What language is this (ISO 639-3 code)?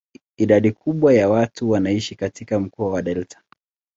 swa